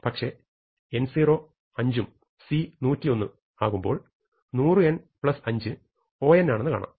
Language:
Malayalam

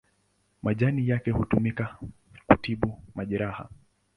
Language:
Swahili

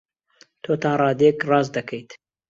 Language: Central Kurdish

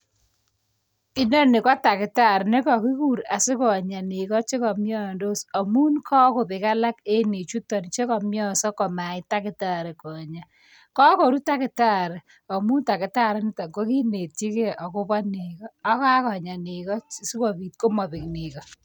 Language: Kalenjin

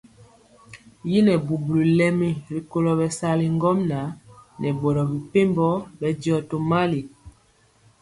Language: Mpiemo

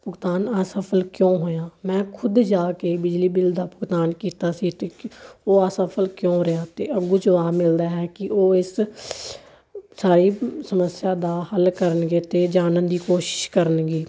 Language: Punjabi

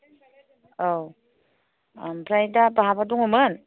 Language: Bodo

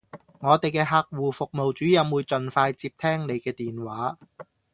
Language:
Cantonese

